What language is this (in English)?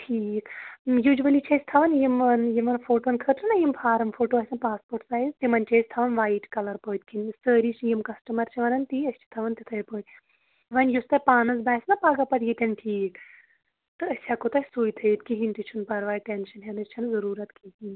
Kashmiri